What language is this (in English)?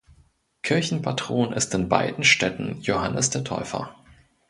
German